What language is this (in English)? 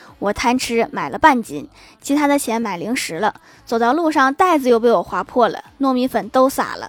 Chinese